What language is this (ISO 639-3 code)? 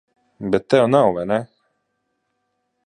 lav